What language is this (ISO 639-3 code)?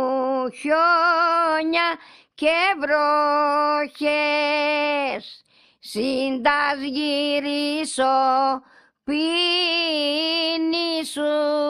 ell